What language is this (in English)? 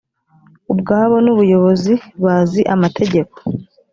Kinyarwanda